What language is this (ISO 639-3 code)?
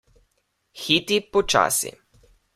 slv